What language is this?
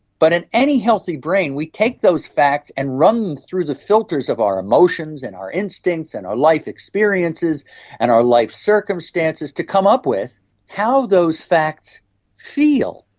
English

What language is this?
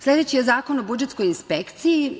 Serbian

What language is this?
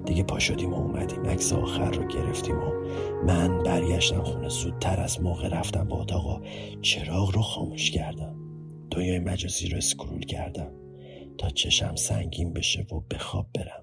Persian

